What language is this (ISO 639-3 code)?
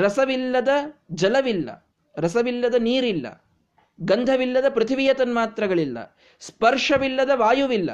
kan